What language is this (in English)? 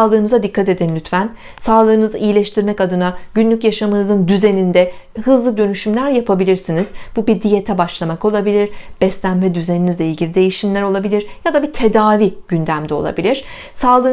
Turkish